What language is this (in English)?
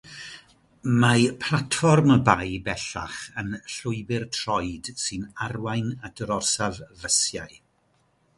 Welsh